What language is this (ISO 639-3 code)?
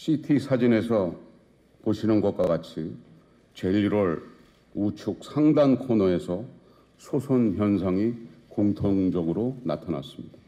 kor